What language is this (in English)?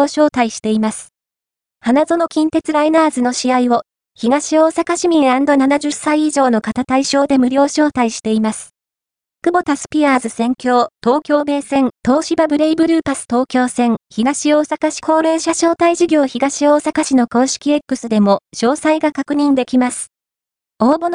Japanese